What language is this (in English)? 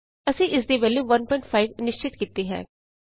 Punjabi